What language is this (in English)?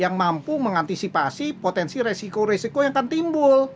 Indonesian